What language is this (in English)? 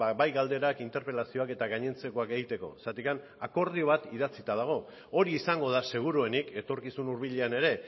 Basque